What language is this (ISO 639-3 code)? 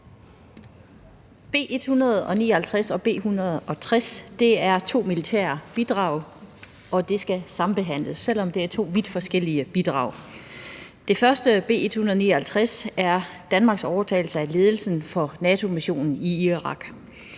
dan